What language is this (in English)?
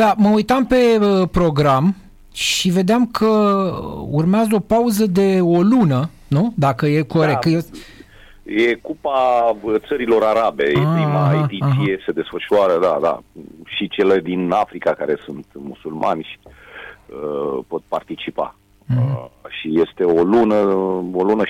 Romanian